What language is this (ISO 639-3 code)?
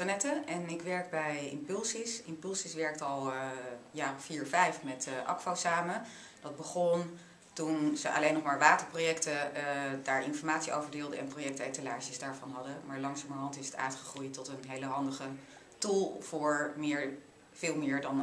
nld